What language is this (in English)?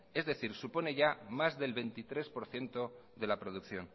Spanish